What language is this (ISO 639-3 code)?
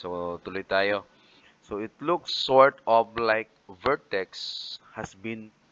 fil